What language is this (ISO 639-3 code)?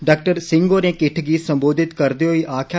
doi